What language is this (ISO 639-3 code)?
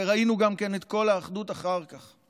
heb